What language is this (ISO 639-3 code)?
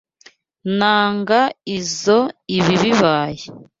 kin